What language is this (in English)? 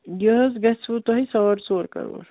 Kashmiri